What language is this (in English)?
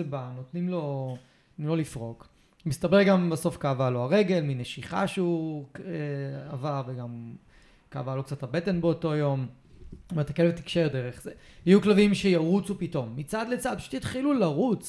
Hebrew